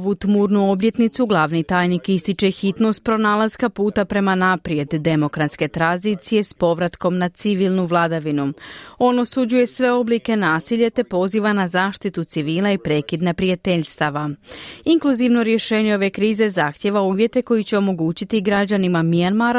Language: Croatian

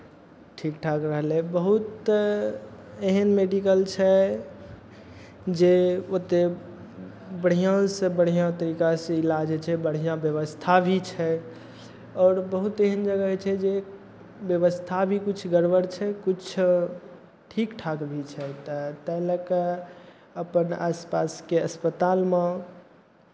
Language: Maithili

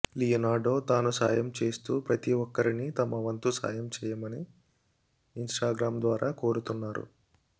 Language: Telugu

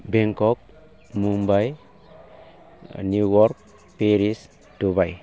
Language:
Bodo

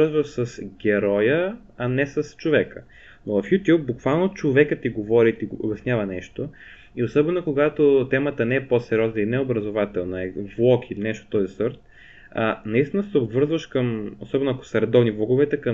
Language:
Bulgarian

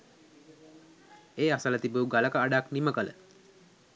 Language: Sinhala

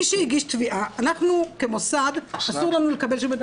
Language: Hebrew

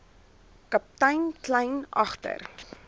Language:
Afrikaans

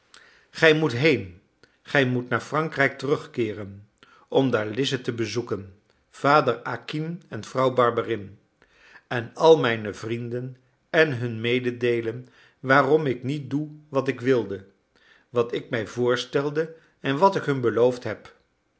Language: Dutch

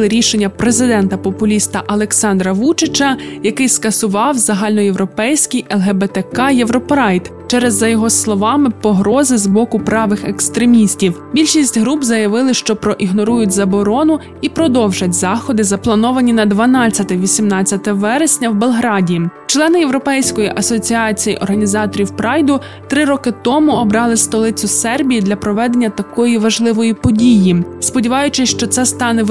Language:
Ukrainian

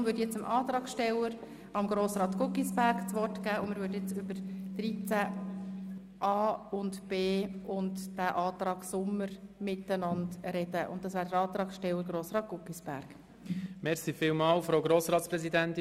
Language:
Swiss German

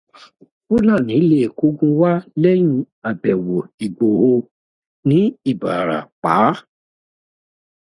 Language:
Yoruba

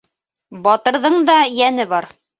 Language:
Bashkir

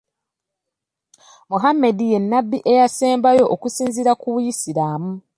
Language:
Ganda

